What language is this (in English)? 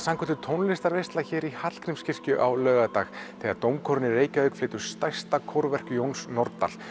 Icelandic